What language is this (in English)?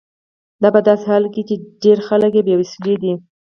Pashto